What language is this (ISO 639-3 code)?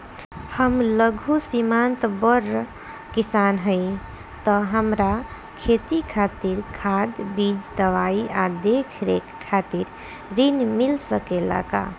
bho